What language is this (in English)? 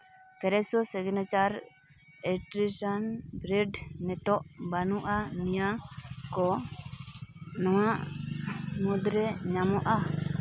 Santali